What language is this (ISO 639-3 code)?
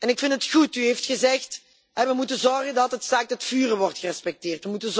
nld